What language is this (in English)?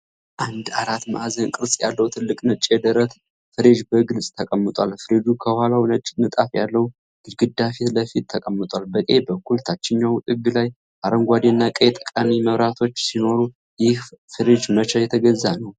Amharic